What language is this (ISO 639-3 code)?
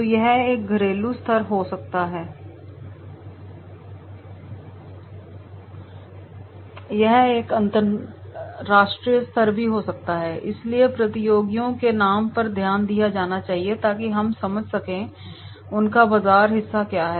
hin